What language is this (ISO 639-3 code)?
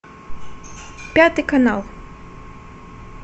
rus